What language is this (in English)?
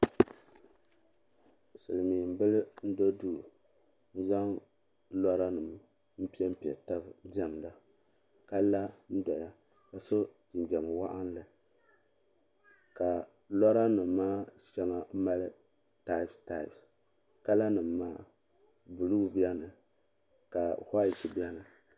Dagbani